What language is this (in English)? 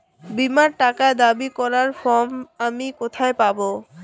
Bangla